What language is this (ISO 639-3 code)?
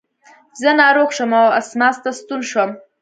pus